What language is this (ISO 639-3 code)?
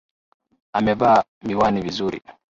swa